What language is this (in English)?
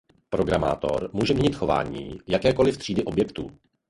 Czech